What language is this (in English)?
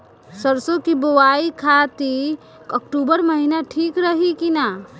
Bhojpuri